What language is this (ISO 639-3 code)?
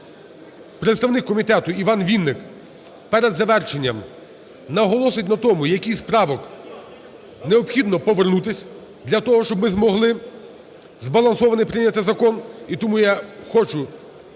ukr